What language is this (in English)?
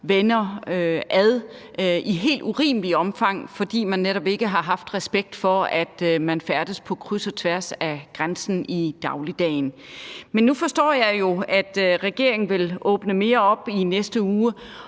Danish